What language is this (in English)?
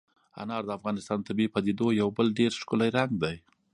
Pashto